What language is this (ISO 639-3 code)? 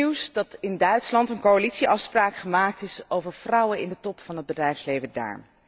nld